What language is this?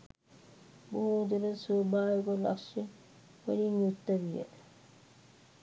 Sinhala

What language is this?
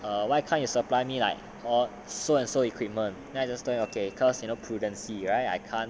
English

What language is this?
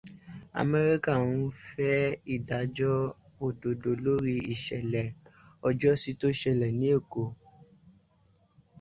Yoruba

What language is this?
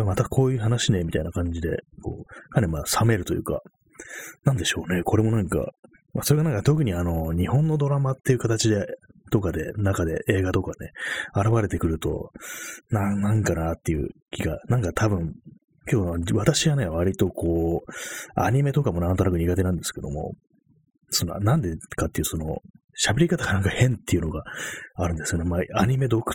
Japanese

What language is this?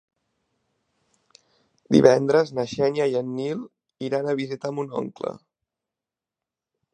Catalan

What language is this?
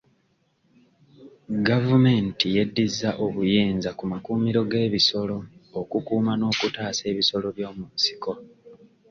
Ganda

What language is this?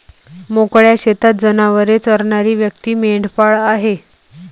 Marathi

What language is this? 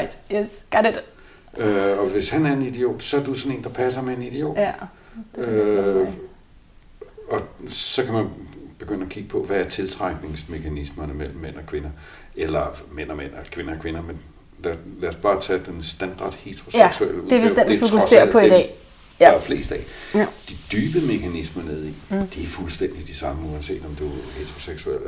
Danish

